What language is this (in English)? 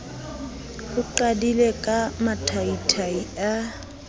Southern Sotho